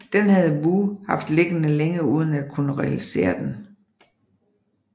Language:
Danish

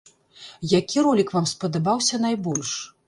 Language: Belarusian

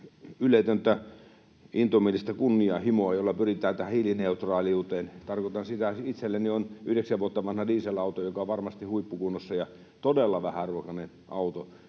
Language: Finnish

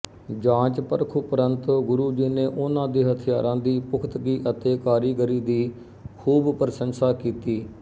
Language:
Punjabi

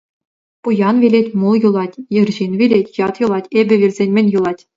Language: Chuvash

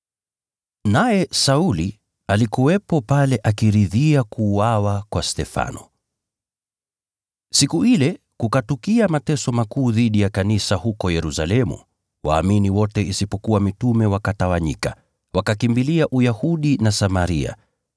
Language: Swahili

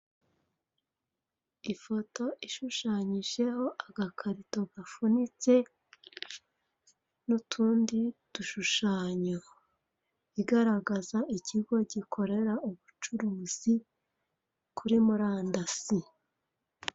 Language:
Kinyarwanda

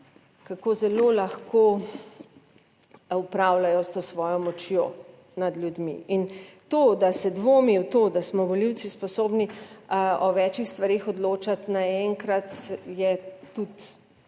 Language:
Slovenian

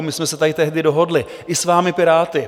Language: Czech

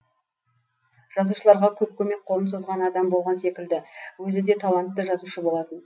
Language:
Kazakh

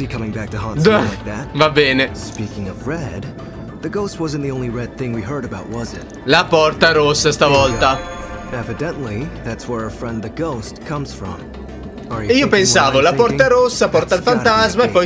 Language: Italian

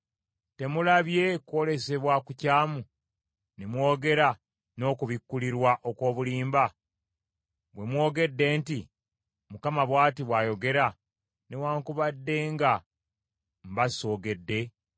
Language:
Ganda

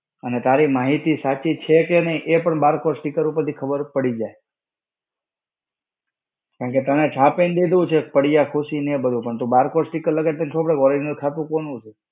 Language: Gujarati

